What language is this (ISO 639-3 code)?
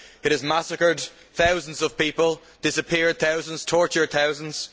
eng